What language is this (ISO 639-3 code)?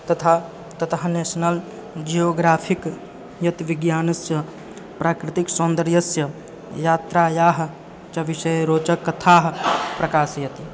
san